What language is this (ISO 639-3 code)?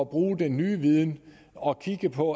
dan